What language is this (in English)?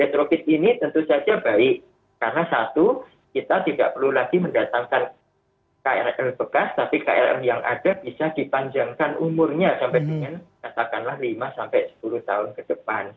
Indonesian